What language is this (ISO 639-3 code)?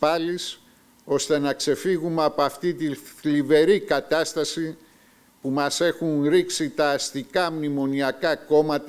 ell